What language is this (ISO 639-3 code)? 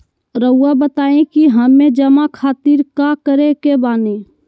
mag